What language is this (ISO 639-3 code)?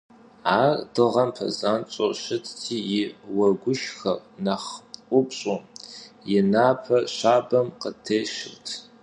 kbd